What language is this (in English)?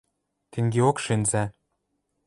Western Mari